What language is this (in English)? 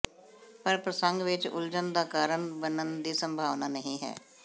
Punjabi